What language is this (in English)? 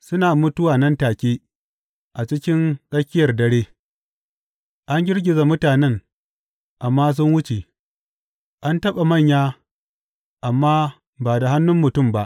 Hausa